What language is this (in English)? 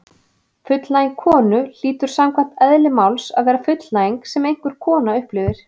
Icelandic